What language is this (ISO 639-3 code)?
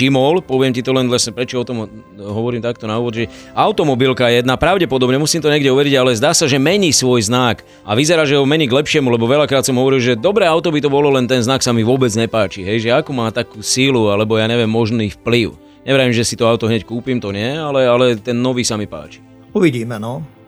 slk